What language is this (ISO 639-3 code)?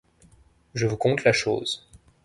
fra